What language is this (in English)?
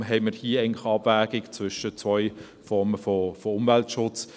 Swiss German